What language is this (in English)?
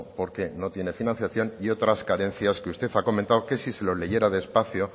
Spanish